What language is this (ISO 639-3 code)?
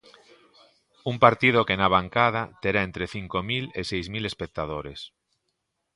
glg